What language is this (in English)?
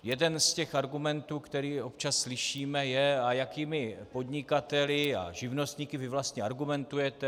Czech